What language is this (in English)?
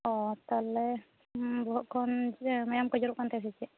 Santali